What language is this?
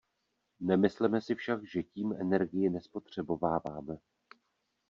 Czech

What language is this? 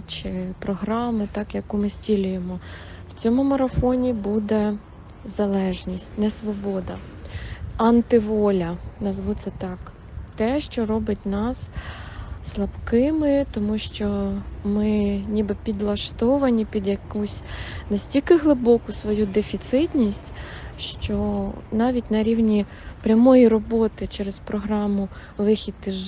Ukrainian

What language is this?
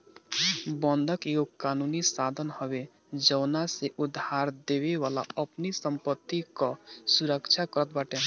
Bhojpuri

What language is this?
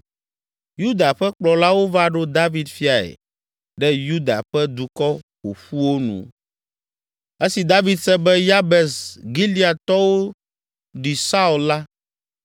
Ewe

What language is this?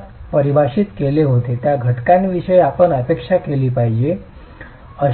Marathi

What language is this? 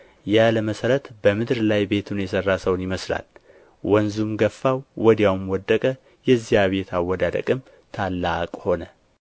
Amharic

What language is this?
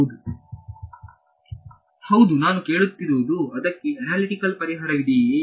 Kannada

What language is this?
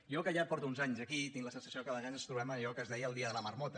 Catalan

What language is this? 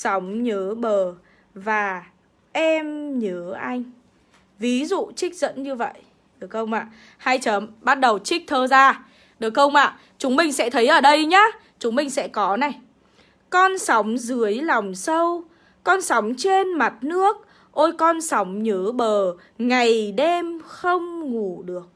Vietnamese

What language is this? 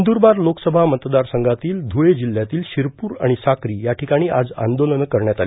Marathi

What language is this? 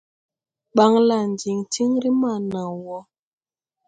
Tupuri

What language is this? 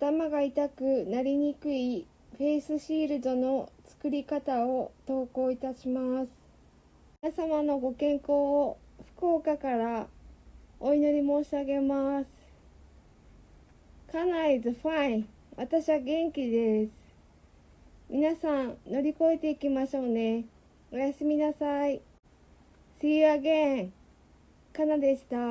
Japanese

